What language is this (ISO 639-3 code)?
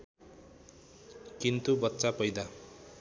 nep